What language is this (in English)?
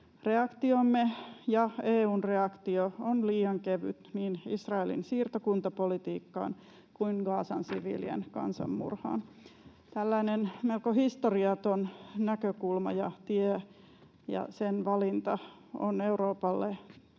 Finnish